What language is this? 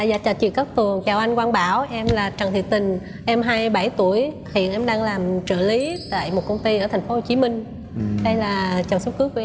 Vietnamese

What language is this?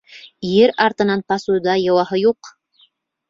Bashkir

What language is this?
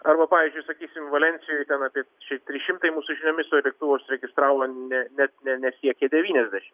Lithuanian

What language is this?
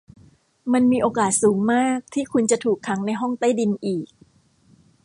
Thai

